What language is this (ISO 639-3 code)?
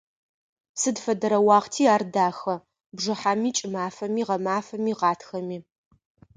ady